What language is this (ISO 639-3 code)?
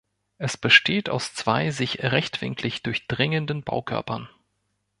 deu